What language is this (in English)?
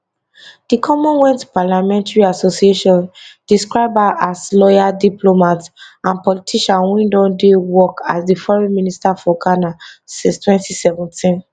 Nigerian Pidgin